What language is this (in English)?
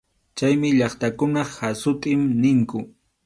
Arequipa-La Unión Quechua